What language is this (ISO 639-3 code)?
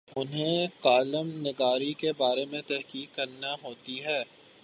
urd